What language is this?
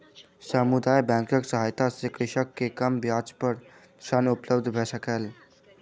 Maithili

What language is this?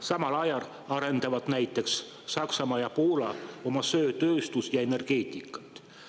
Estonian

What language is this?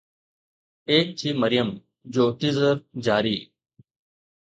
Sindhi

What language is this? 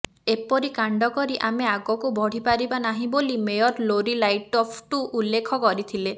Odia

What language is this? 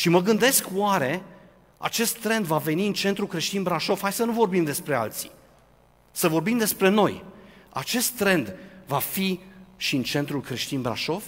Romanian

